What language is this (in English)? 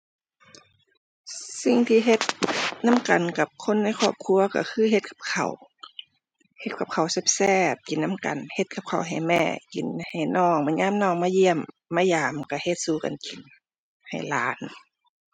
Thai